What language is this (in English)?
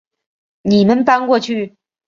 Chinese